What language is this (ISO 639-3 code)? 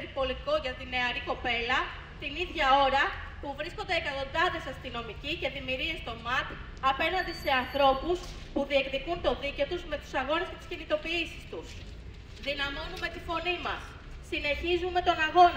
ell